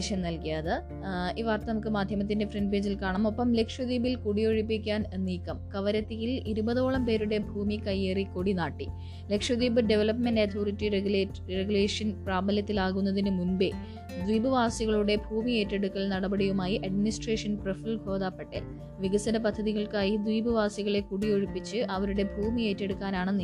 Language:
Malayalam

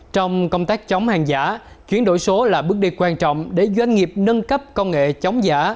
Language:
Vietnamese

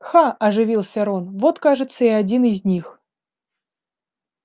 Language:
Russian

